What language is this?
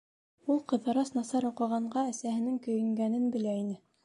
Bashkir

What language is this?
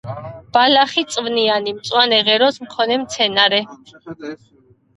Georgian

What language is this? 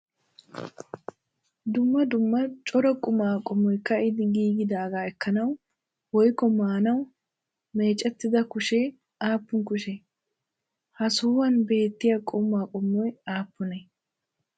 Wolaytta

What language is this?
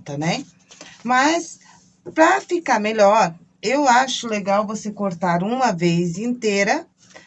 Portuguese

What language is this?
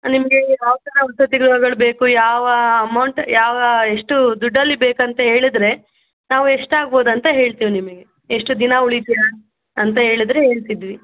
Kannada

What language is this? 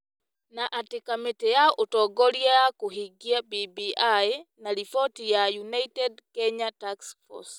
Kikuyu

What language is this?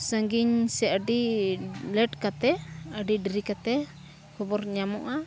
Santali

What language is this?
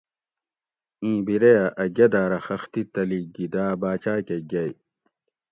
Gawri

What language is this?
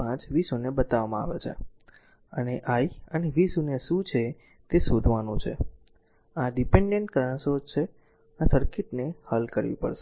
Gujarati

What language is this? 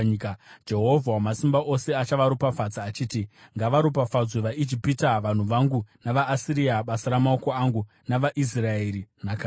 Shona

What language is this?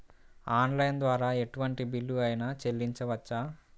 Telugu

